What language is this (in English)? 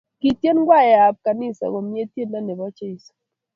Kalenjin